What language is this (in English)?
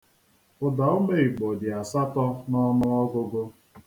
Igbo